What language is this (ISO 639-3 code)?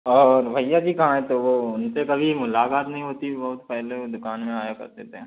hin